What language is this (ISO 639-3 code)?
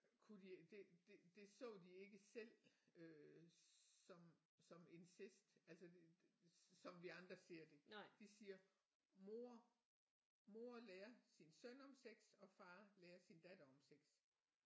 dan